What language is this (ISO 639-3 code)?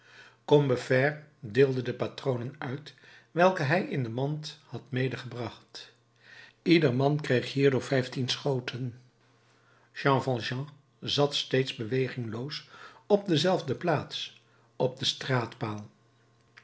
nld